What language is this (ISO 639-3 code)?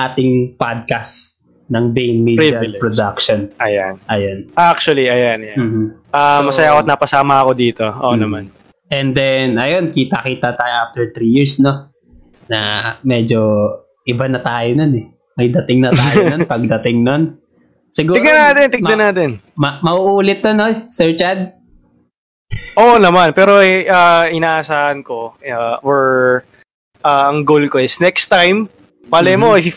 fil